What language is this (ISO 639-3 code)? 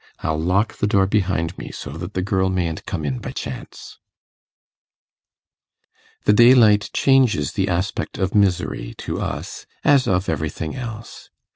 eng